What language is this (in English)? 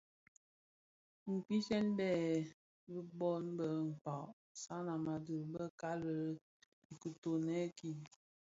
Bafia